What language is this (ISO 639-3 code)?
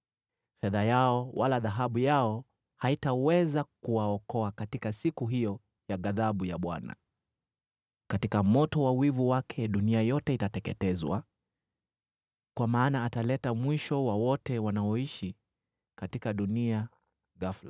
swa